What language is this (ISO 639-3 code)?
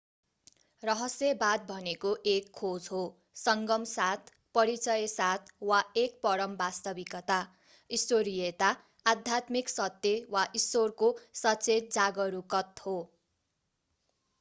nep